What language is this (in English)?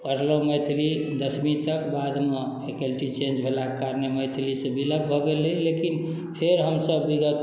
Maithili